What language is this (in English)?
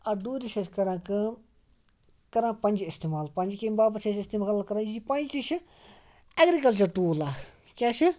Kashmiri